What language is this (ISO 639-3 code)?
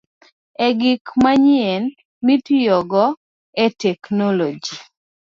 luo